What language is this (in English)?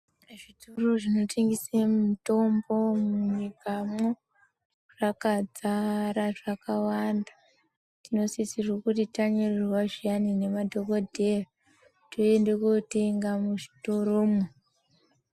Ndau